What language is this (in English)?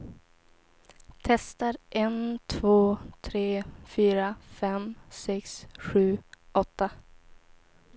Swedish